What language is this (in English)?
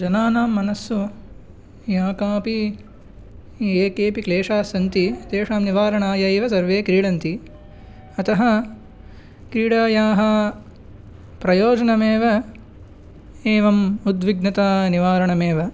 Sanskrit